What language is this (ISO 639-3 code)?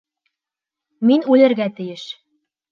bak